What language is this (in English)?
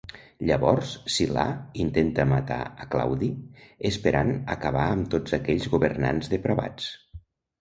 Catalan